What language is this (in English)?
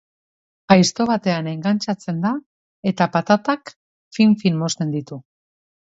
Basque